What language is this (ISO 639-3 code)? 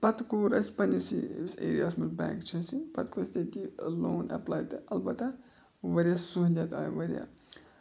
kas